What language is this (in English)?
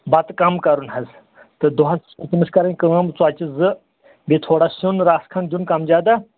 Kashmiri